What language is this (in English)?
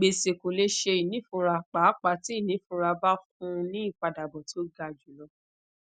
Yoruba